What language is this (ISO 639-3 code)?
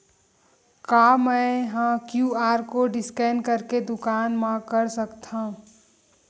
hne